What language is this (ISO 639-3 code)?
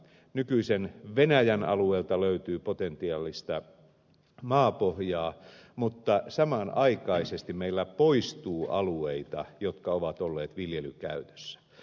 fin